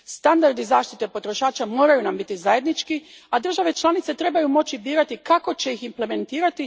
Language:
Croatian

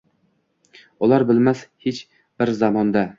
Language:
Uzbek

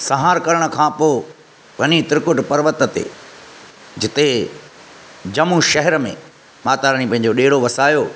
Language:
Sindhi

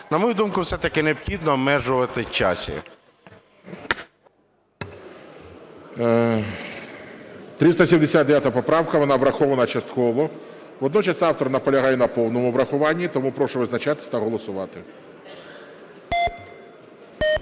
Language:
Ukrainian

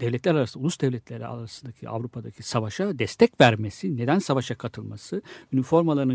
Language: Turkish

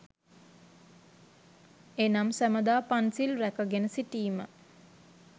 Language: Sinhala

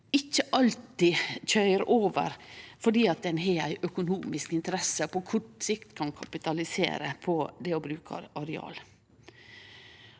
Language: Norwegian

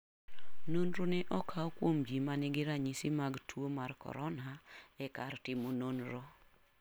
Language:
Luo (Kenya and Tanzania)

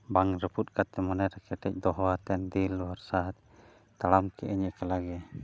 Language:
Santali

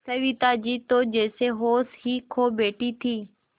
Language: Hindi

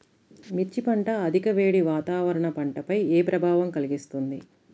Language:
Telugu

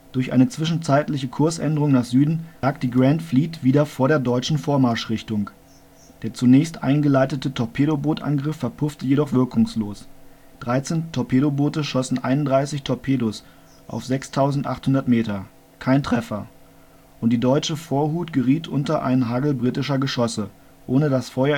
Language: German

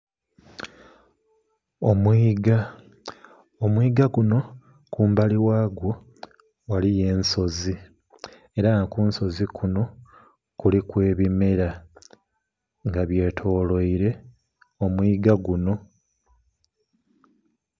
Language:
Soga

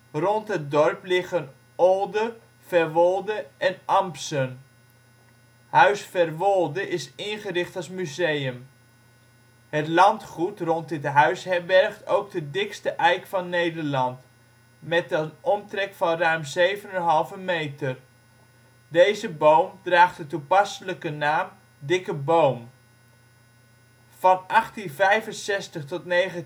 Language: Dutch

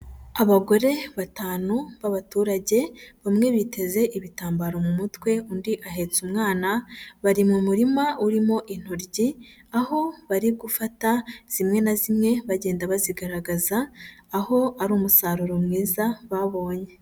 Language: Kinyarwanda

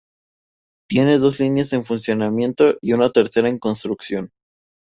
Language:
Spanish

